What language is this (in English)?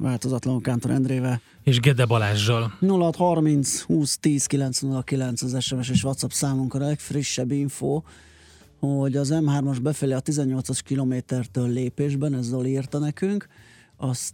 Hungarian